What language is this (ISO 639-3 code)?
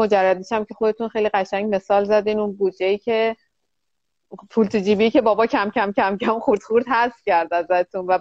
fas